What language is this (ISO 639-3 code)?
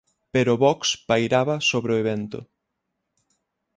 glg